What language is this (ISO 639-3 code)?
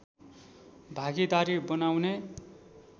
nep